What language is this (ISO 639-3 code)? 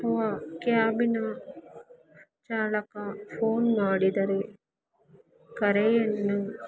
kan